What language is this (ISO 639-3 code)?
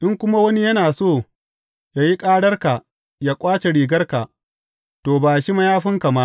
hau